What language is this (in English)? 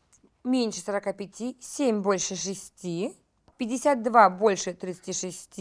Russian